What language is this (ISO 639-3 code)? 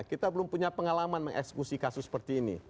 ind